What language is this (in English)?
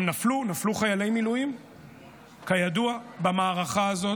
Hebrew